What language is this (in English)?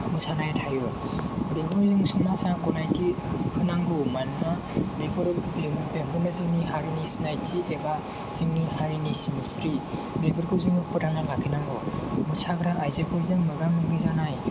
Bodo